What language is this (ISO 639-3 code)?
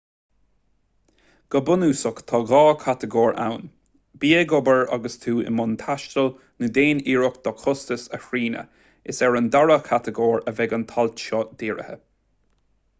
gle